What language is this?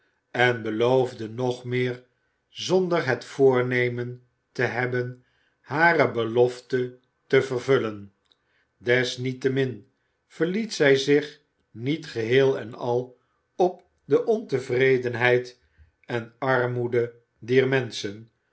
Dutch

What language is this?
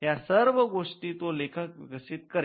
Marathi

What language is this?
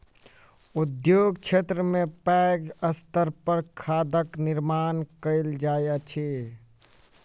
Maithili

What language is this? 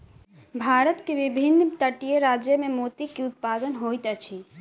Maithili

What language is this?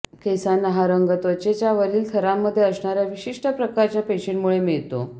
Marathi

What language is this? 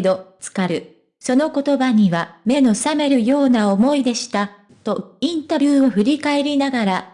Japanese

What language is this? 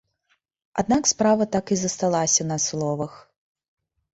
Belarusian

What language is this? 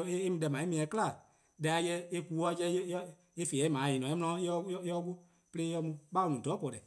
Eastern Krahn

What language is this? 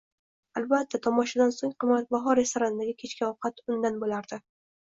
Uzbek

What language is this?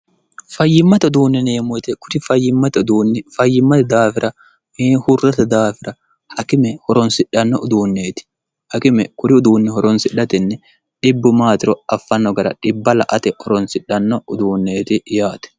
Sidamo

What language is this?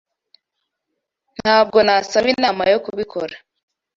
Kinyarwanda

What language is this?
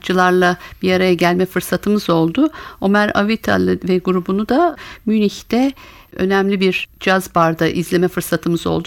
Turkish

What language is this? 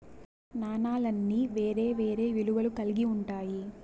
Telugu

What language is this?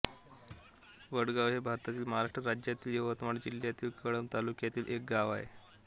Marathi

